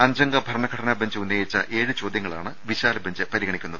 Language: Malayalam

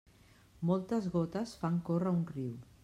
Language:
Catalan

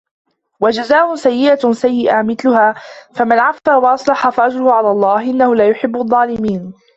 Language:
Arabic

